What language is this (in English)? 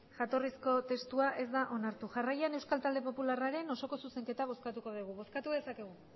Basque